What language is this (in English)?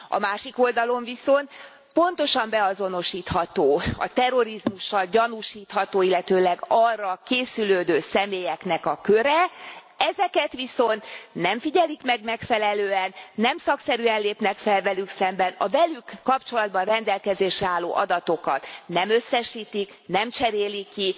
Hungarian